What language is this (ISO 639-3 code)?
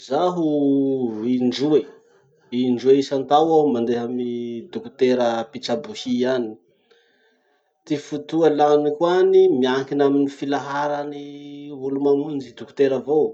msh